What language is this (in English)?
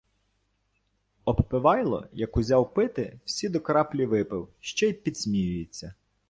Ukrainian